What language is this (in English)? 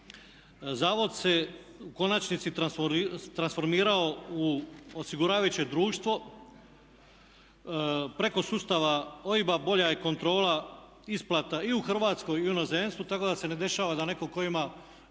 Croatian